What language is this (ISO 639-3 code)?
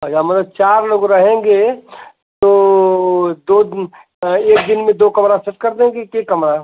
hin